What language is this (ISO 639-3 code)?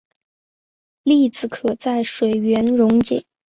zho